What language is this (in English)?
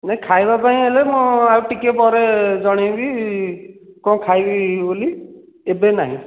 Odia